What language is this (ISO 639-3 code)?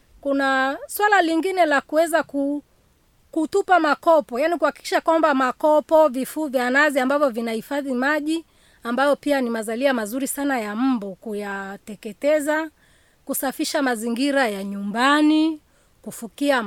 swa